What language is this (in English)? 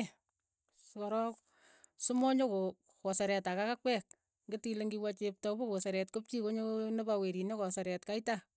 Keiyo